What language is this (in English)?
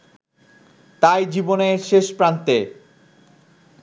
Bangla